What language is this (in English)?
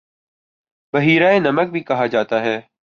Urdu